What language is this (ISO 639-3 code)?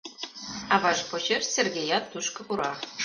chm